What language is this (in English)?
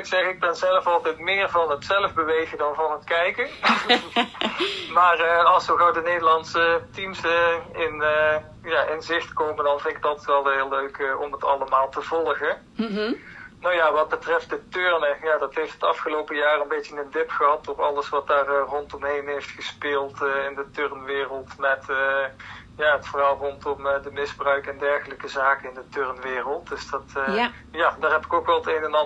Dutch